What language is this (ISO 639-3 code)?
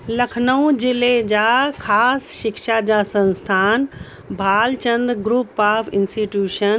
snd